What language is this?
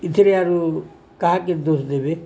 Odia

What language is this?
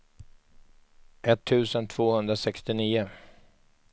Swedish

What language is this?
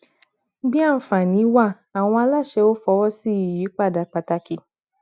Yoruba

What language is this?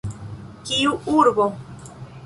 Esperanto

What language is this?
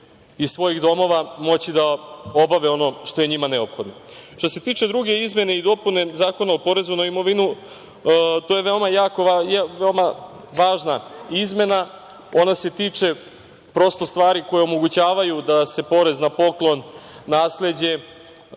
Serbian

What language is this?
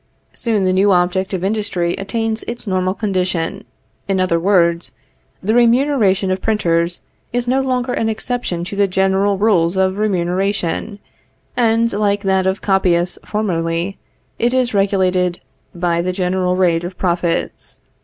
English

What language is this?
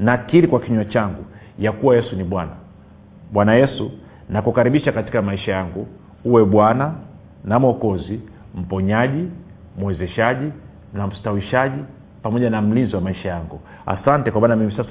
Swahili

